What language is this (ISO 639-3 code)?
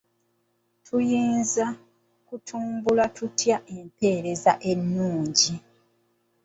lug